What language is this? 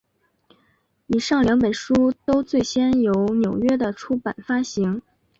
Chinese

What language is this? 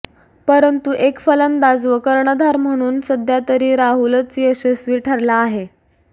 Marathi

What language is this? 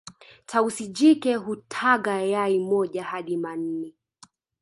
Swahili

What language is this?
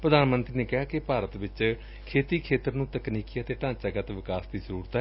Punjabi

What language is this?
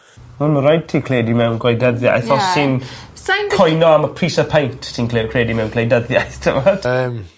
Welsh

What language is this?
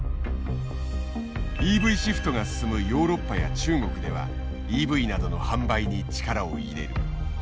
Japanese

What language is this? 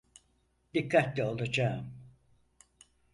Turkish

